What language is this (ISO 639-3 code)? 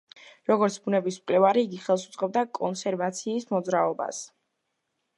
kat